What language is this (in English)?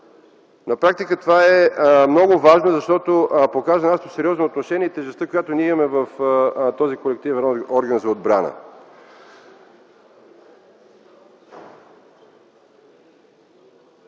Bulgarian